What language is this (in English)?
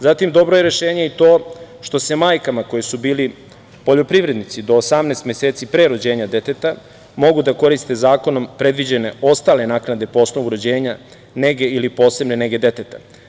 Serbian